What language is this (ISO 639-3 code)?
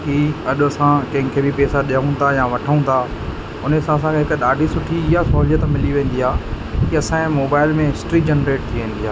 snd